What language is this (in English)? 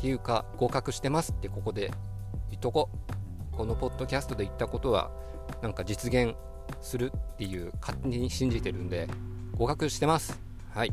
Japanese